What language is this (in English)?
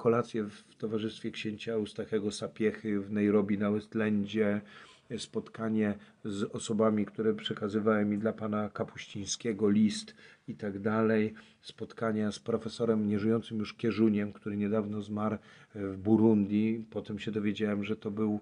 Polish